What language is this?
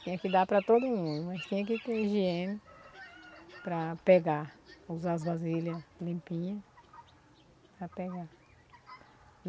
Portuguese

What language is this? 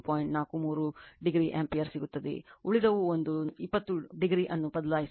Kannada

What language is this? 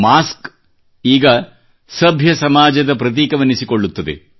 Kannada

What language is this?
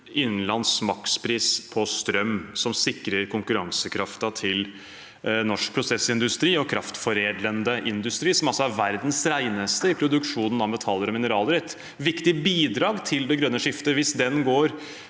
Norwegian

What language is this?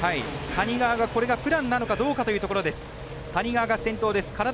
Japanese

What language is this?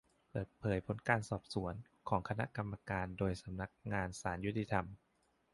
Thai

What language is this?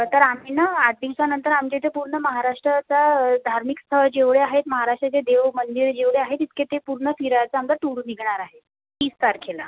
Marathi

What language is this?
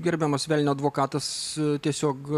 Lithuanian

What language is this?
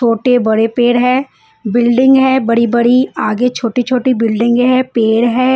Hindi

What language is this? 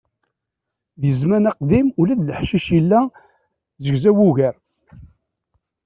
Kabyle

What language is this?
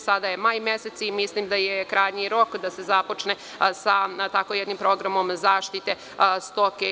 Serbian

